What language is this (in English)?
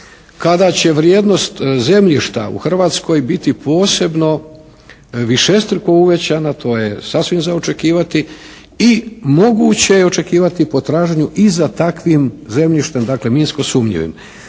Croatian